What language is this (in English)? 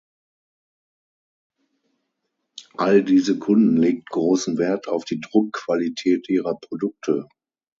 German